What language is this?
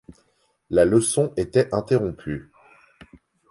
French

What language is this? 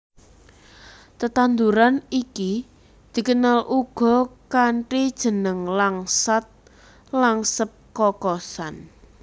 Javanese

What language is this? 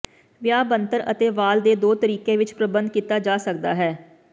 Punjabi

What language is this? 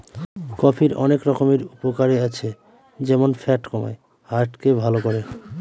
Bangla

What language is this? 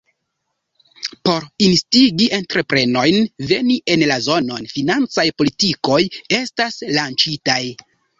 Esperanto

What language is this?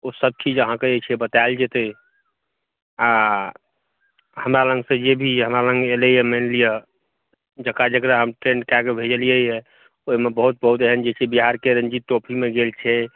Maithili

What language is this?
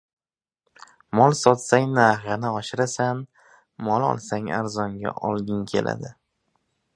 Uzbek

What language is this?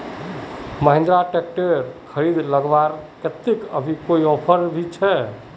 Magahi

